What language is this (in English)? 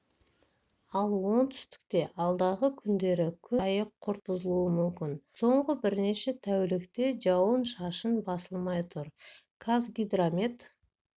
Kazakh